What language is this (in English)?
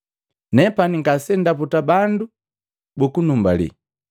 Matengo